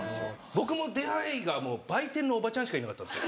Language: Japanese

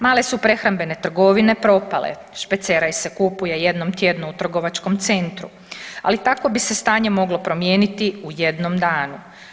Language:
Croatian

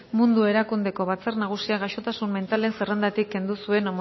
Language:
Basque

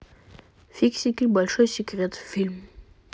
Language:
Russian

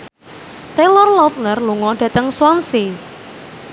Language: Javanese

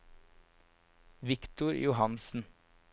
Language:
Norwegian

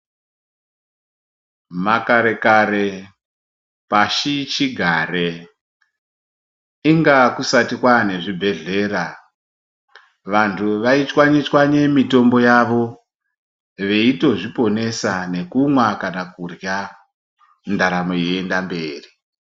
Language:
Ndau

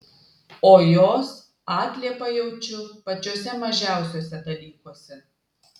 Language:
Lithuanian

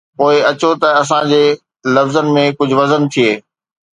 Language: Sindhi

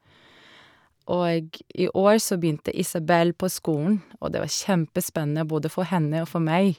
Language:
Norwegian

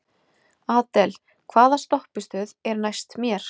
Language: Icelandic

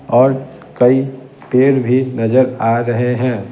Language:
Hindi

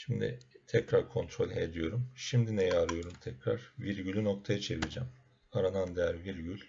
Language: Turkish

